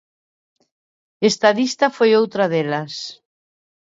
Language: Galician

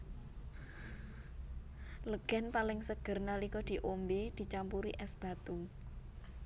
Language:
Javanese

